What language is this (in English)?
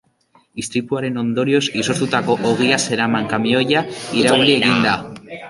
Basque